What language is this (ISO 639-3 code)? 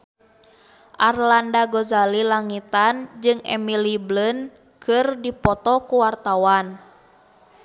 sun